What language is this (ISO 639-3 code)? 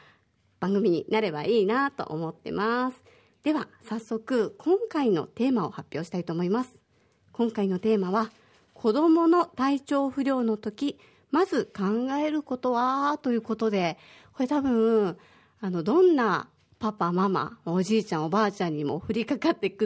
jpn